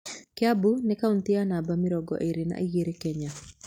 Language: Kikuyu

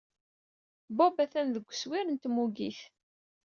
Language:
Kabyle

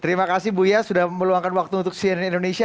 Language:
Indonesian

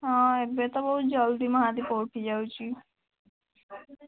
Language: Odia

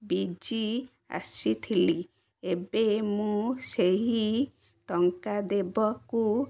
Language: Odia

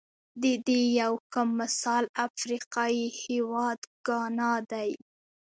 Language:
Pashto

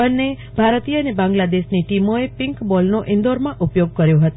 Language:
Gujarati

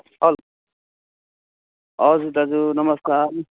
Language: Nepali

